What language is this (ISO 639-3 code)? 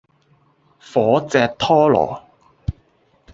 yue